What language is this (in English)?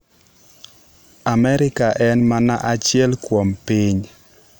Luo (Kenya and Tanzania)